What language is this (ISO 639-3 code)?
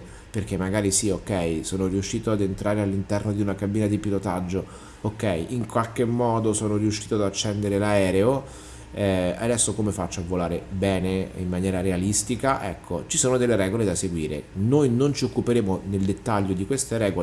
ita